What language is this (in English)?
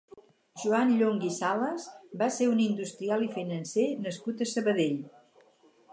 Catalan